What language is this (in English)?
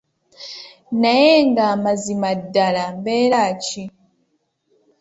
Ganda